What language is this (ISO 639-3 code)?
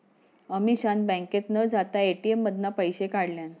mar